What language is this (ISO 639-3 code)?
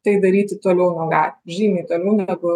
lit